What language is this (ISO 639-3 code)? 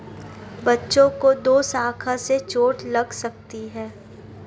hin